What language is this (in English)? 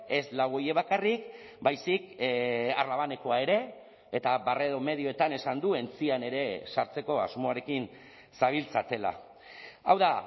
Basque